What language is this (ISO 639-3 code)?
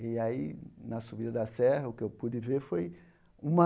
por